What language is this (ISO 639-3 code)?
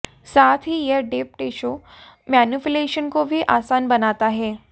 hin